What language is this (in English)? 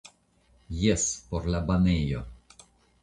Esperanto